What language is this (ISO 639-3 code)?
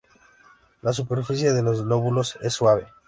spa